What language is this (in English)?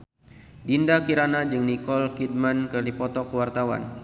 Sundanese